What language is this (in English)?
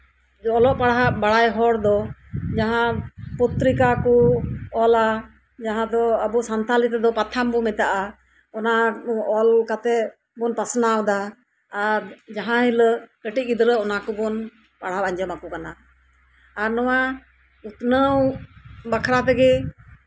Santali